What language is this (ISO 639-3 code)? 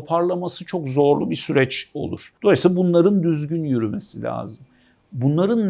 tur